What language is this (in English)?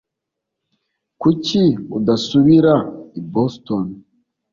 Kinyarwanda